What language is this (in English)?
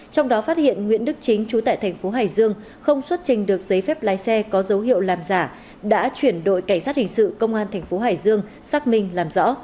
Vietnamese